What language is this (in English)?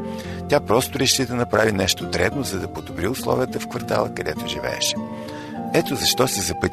Bulgarian